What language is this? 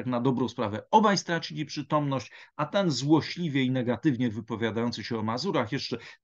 Polish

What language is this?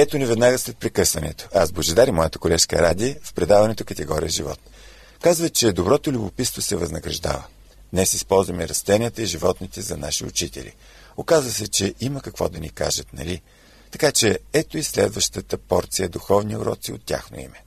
Bulgarian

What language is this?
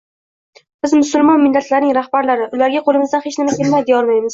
Uzbek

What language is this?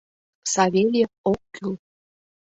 Mari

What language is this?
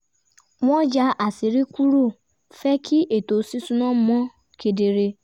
Yoruba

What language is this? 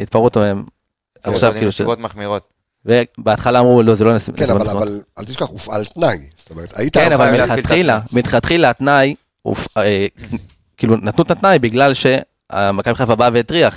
Hebrew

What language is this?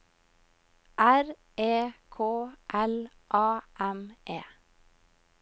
Norwegian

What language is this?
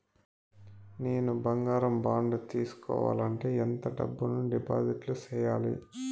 Telugu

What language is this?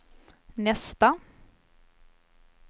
Swedish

